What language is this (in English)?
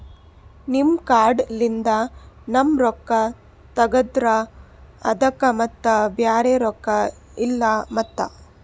Kannada